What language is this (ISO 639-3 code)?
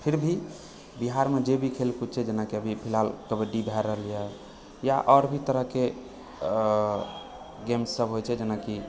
mai